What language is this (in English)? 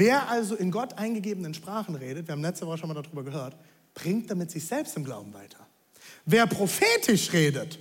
German